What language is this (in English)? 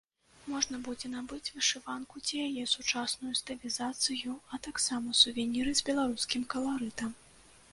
Belarusian